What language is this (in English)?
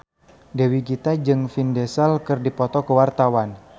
Sundanese